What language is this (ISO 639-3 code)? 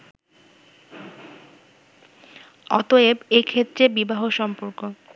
ben